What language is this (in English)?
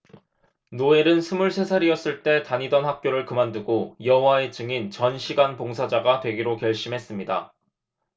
Korean